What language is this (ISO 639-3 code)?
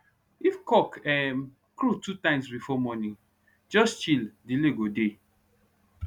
pcm